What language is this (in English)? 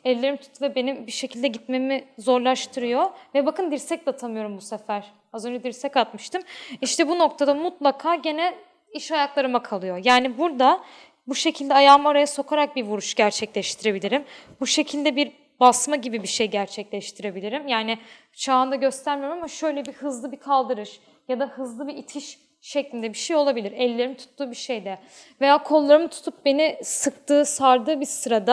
Turkish